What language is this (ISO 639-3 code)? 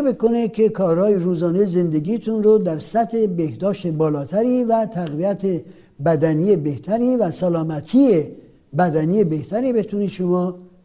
fas